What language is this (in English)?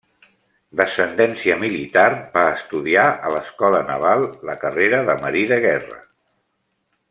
Catalan